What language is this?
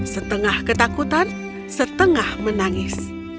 Indonesian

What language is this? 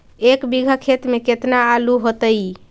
Magahi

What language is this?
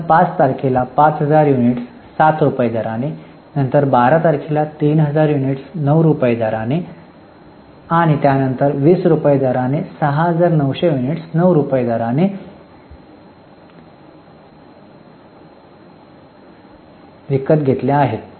Marathi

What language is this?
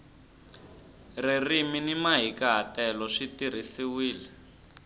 Tsonga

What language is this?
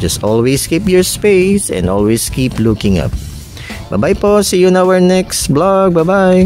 Filipino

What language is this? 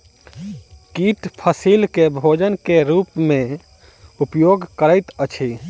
Maithili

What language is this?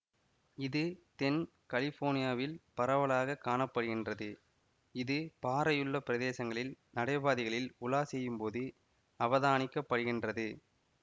Tamil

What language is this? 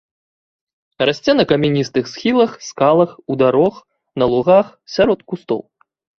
Belarusian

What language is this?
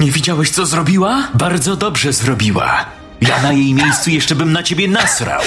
Polish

